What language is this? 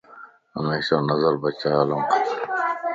Lasi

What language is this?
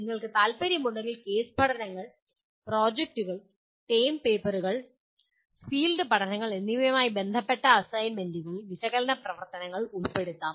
Malayalam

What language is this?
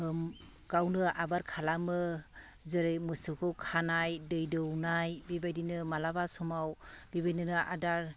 Bodo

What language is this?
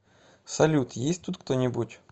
Russian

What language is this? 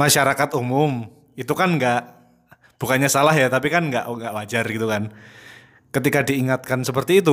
Indonesian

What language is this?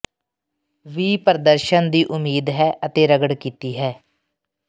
Punjabi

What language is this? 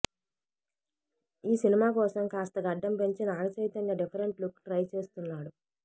Telugu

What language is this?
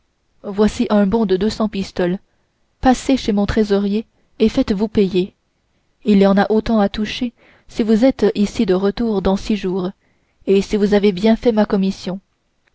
French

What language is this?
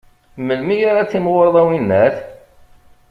Kabyle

